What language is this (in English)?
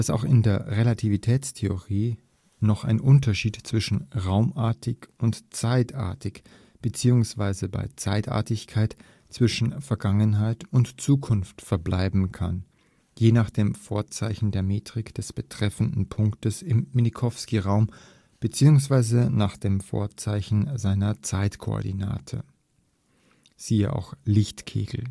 German